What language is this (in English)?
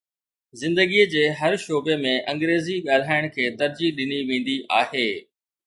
Sindhi